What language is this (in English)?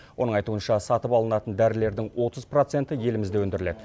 Kazakh